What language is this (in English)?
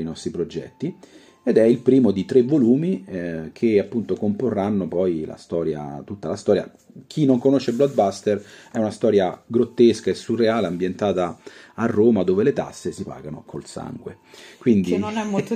Italian